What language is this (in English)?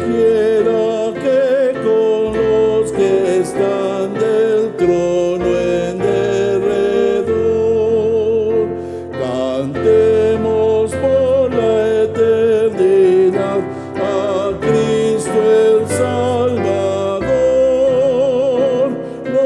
Romanian